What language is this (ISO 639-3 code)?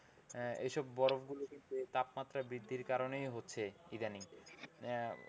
ben